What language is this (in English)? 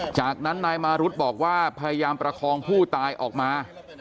Thai